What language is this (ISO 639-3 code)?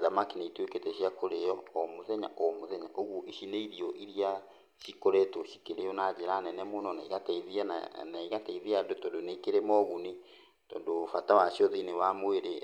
kik